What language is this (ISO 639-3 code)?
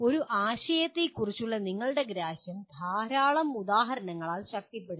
mal